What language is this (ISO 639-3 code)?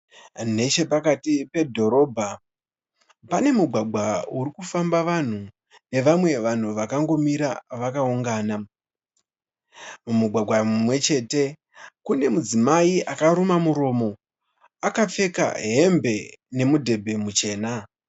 sna